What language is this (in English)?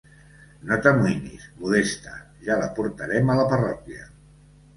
Catalan